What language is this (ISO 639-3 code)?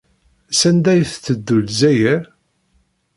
kab